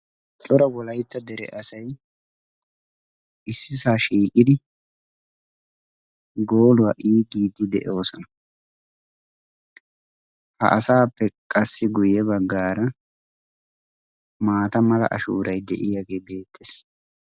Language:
Wolaytta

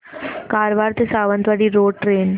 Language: Marathi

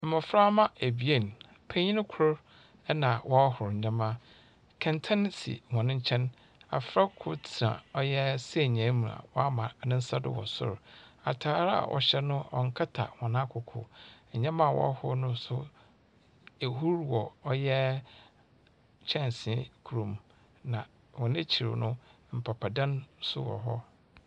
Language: Akan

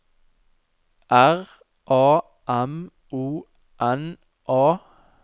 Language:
Norwegian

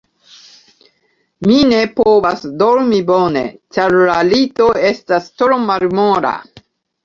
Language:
Esperanto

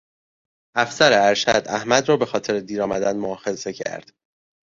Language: Persian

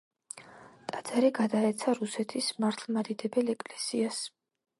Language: Georgian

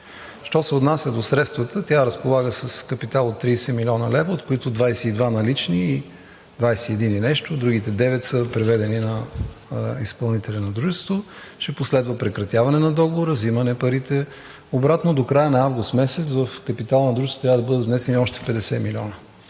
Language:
Bulgarian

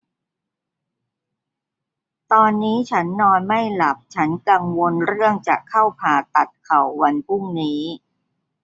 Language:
Thai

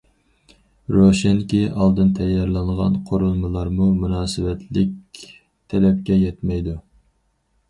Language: Uyghur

